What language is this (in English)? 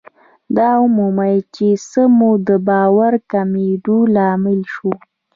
Pashto